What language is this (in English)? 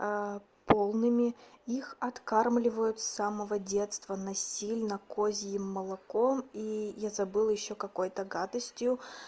Russian